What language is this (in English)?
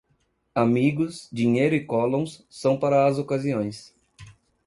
Portuguese